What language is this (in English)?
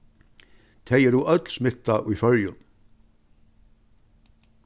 Faroese